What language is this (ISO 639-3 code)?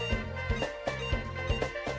ind